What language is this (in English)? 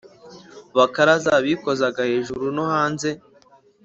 Kinyarwanda